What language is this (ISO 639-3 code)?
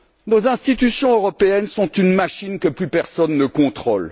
fra